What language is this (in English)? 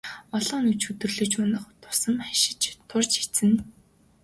Mongolian